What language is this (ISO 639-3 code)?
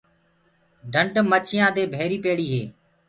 ggg